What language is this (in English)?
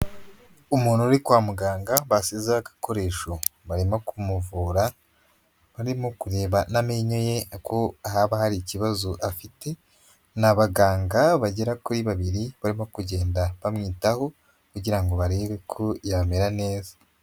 Kinyarwanda